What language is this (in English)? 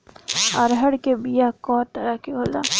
Bhojpuri